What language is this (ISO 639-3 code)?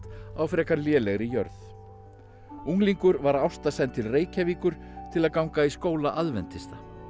isl